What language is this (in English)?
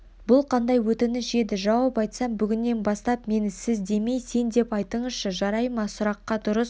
Kazakh